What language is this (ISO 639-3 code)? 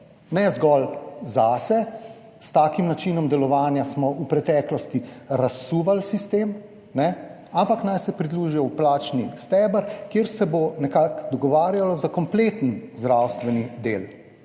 slv